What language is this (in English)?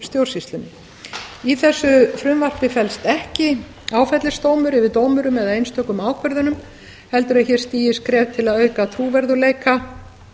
Icelandic